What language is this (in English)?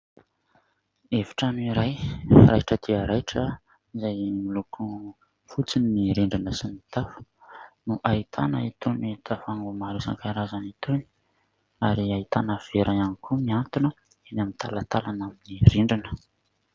Malagasy